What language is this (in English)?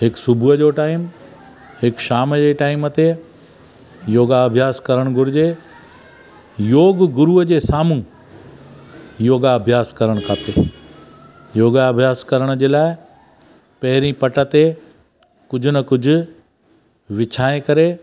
Sindhi